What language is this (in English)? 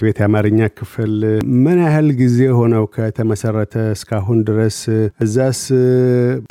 Amharic